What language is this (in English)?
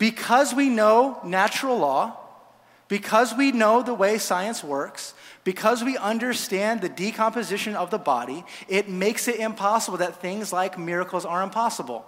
English